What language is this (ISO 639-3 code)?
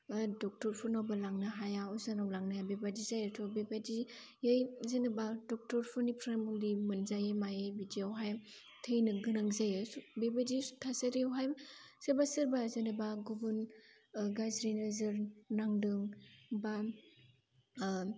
brx